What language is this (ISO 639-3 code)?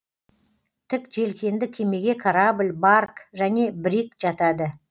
kaz